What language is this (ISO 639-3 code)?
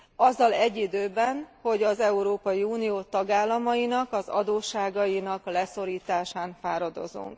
hun